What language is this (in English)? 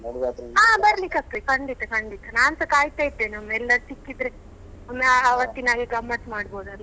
Kannada